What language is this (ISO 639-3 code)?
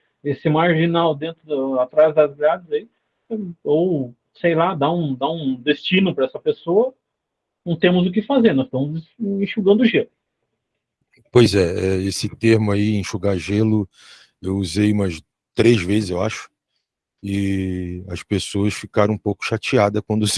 por